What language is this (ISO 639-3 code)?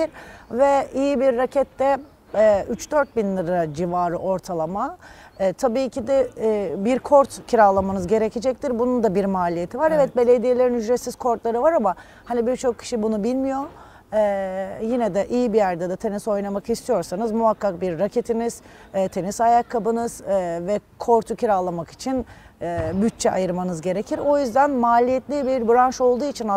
tur